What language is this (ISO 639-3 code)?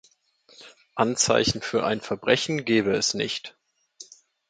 deu